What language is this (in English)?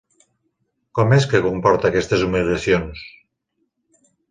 Catalan